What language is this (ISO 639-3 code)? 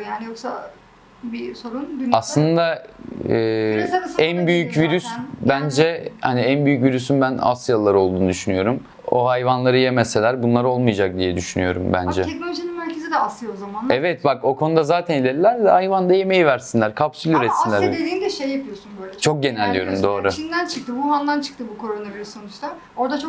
tur